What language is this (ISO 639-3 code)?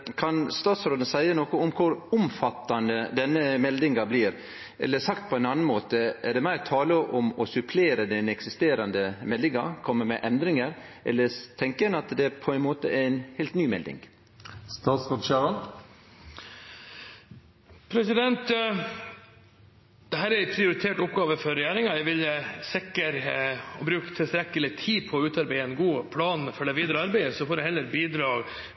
nor